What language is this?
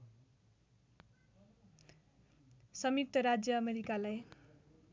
Nepali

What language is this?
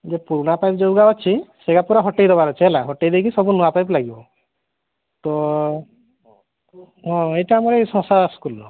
Odia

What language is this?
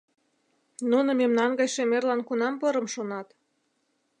Mari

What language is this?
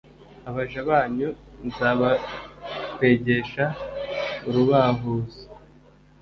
Kinyarwanda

